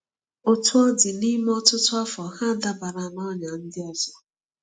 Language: Igbo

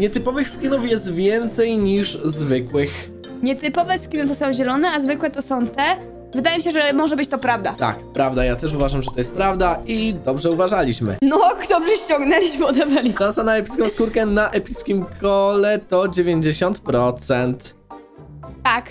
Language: Polish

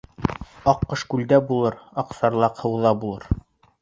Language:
Bashkir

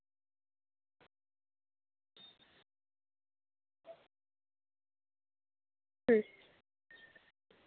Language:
Santali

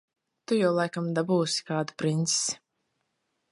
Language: Latvian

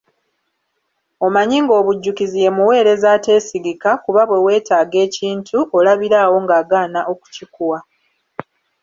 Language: Ganda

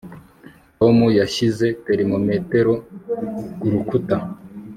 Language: Kinyarwanda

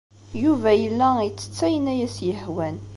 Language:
Kabyle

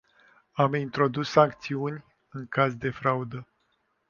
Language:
Romanian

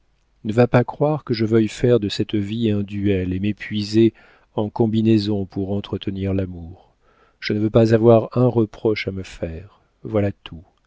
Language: French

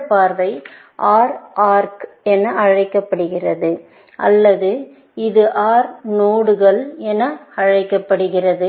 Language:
Tamil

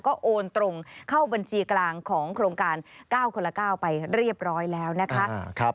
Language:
Thai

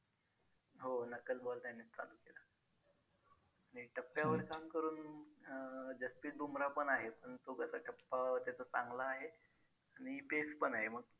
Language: Marathi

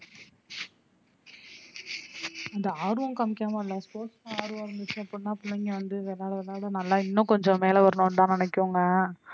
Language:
Tamil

